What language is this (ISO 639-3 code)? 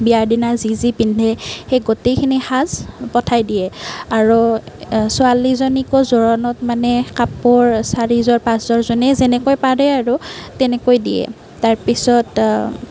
asm